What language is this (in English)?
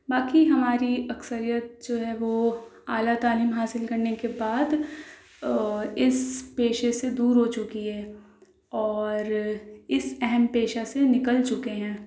Urdu